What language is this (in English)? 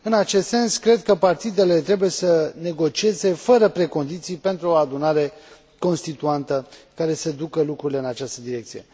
Romanian